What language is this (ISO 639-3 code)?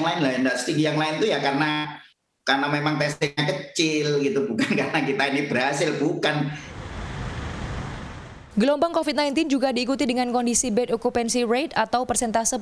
ind